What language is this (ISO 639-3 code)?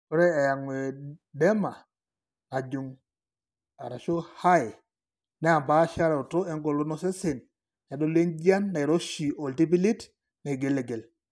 mas